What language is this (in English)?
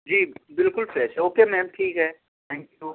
Urdu